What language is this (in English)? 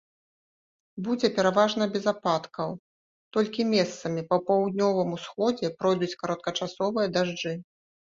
Belarusian